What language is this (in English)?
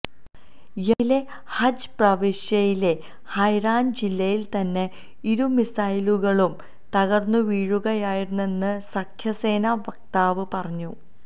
Malayalam